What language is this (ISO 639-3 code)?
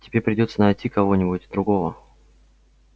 rus